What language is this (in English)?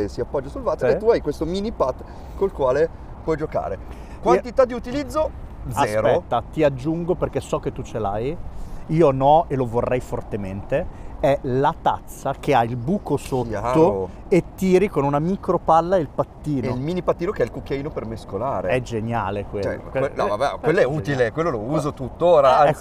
Italian